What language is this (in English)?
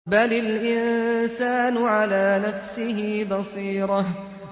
Arabic